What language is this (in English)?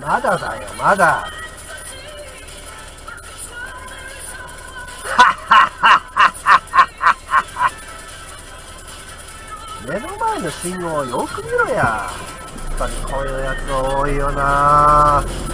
Japanese